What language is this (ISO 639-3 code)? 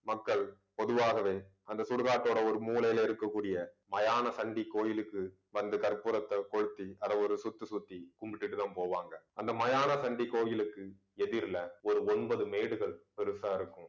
tam